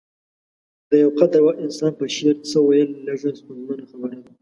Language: Pashto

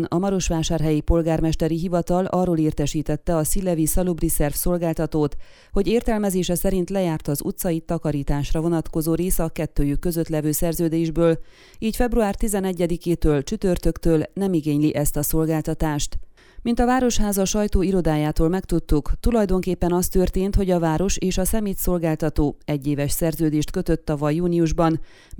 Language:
Hungarian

